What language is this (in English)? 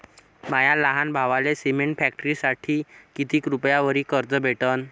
Marathi